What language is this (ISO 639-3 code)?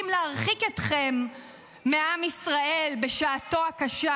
heb